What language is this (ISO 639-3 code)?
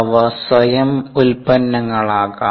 mal